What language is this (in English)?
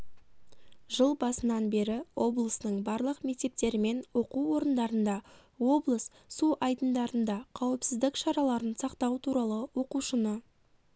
Kazakh